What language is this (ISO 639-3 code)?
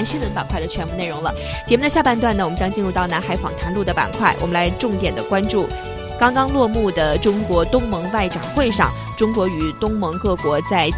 zho